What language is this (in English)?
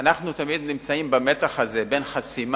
Hebrew